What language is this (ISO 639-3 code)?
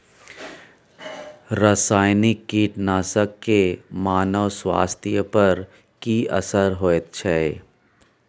mai